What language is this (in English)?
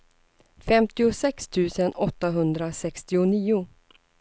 Swedish